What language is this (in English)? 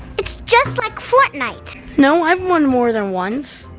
English